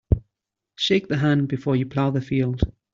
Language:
English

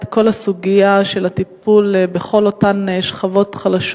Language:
Hebrew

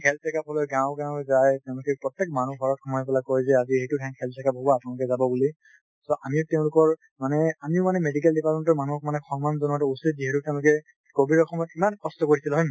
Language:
Assamese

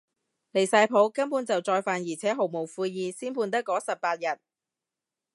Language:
Cantonese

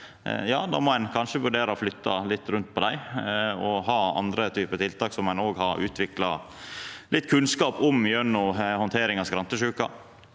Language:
Norwegian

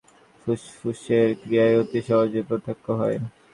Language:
Bangla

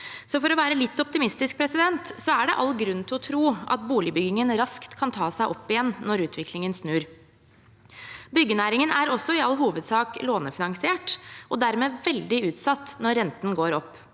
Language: Norwegian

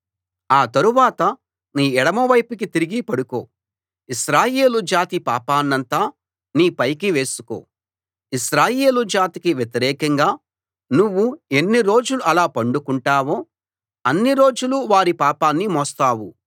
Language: Telugu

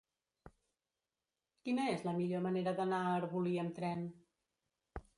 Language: Catalan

